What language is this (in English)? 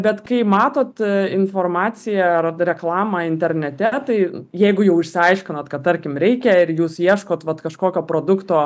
Lithuanian